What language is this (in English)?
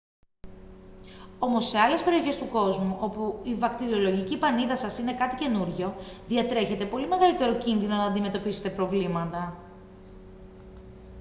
Greek